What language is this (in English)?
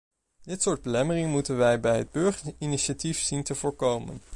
Dutch